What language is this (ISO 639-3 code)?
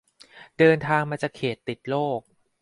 tha